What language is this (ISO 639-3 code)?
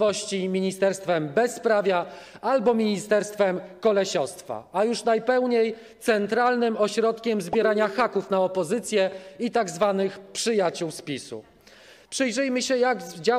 pol